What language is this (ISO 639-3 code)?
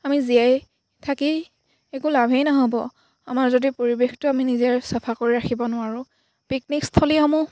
asm